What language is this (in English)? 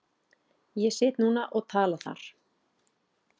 Icelandic